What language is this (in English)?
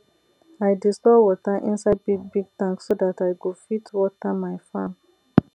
Nigerian Pidgin